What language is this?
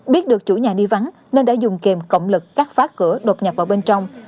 Vietnamese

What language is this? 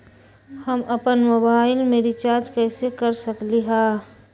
Magahi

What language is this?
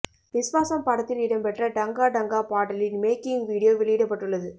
Tamil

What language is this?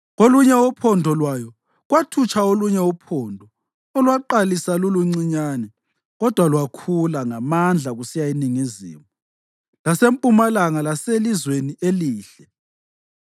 North Ndebele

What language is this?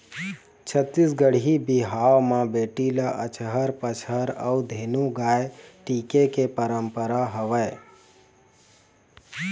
Chhattisgarhi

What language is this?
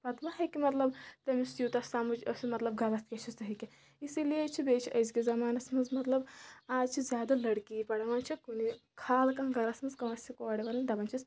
Kashmiri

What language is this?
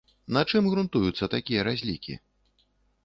Belarusian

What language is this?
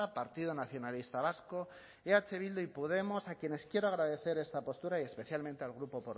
Spanish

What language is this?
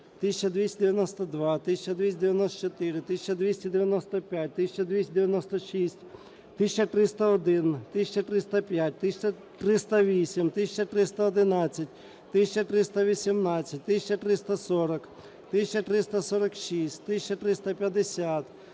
Ukrainian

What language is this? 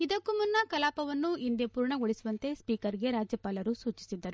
Kannada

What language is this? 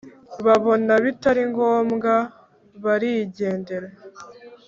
Kinyarwanda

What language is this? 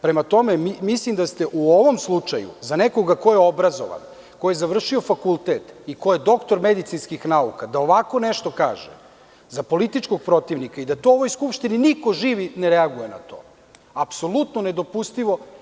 Serbian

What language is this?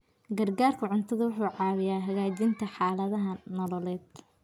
Somali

